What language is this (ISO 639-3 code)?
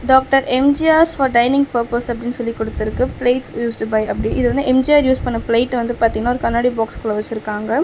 tam